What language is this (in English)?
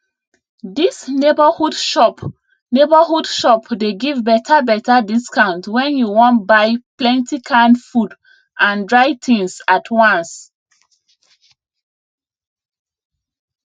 Nigerian Pidgin